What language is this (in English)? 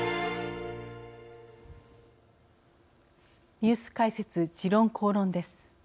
Japanese